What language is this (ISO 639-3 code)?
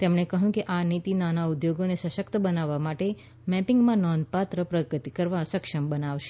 guj